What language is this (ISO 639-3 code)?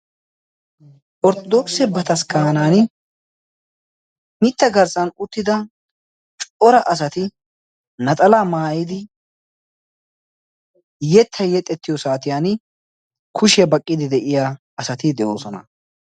wal